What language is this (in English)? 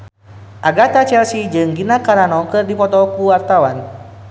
Sundanese